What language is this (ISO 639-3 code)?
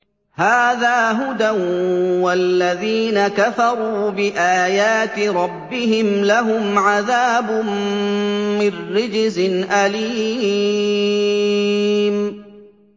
ara